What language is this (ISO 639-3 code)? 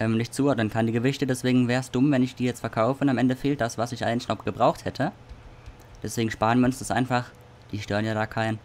deu